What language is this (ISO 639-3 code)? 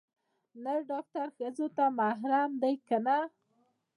pus